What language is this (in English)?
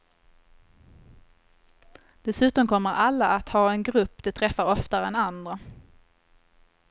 Swedish